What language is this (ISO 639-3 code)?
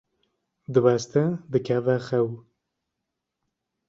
kur